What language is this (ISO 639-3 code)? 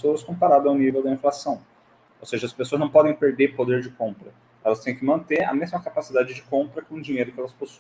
por